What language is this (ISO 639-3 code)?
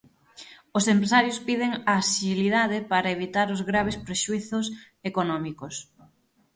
glg